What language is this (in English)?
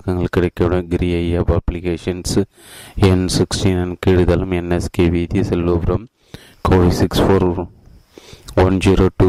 Tamil